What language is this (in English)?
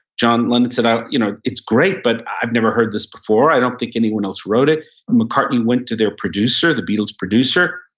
English